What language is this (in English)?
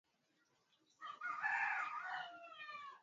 Swahili